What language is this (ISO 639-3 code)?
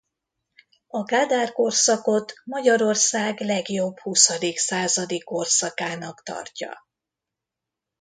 hun